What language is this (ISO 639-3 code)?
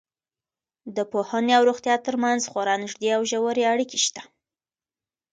pus